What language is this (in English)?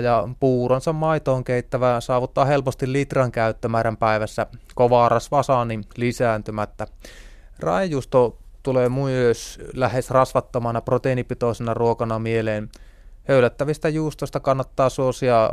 Finnish